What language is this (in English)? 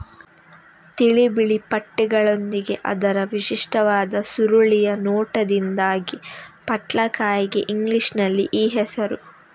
Kannada